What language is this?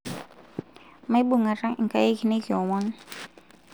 Masai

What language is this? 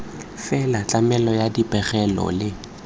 Tswana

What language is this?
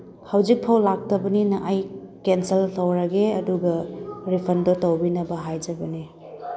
Manipuri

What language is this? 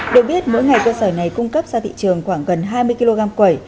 Vietnamese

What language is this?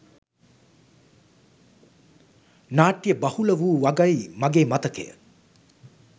Sinhala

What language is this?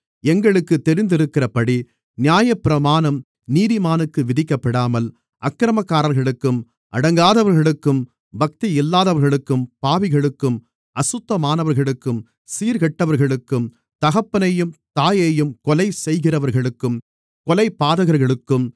Tamil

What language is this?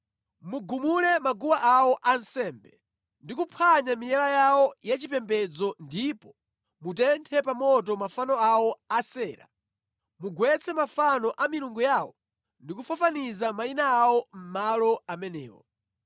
Nyanja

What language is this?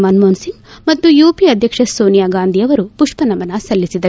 Kannada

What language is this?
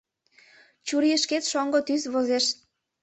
Mari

